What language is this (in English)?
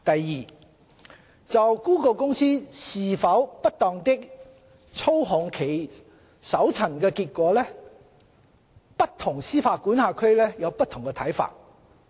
Cantonese